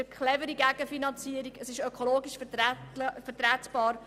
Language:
Swiss German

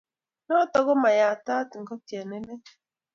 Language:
Kalenjin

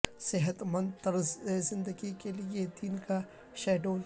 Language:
Urdu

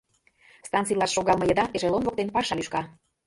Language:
Mari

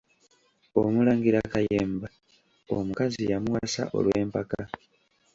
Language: Ganda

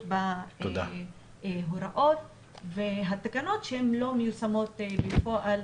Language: Hebrew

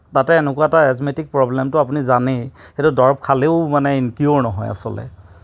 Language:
Assamese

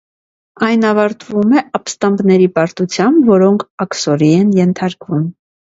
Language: Armenian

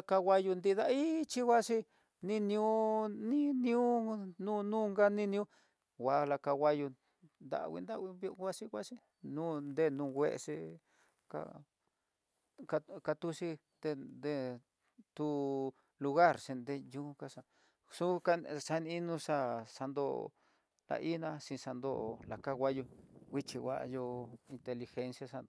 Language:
Tidaá Mixtec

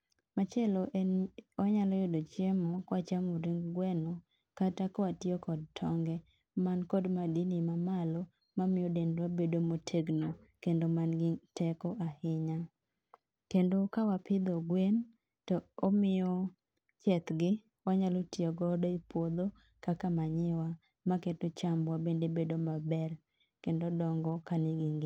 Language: Luo (Kenya and Tanzania)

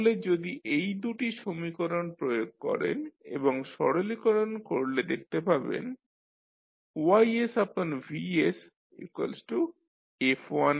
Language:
Bangla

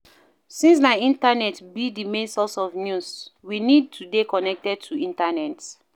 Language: Nigerian Pidgin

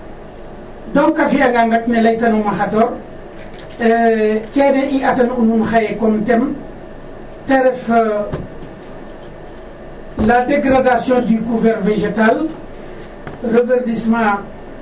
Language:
Serer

